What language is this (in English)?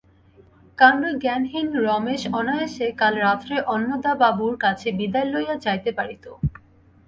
Bangla